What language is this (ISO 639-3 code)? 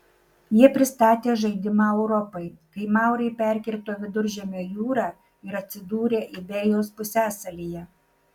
lit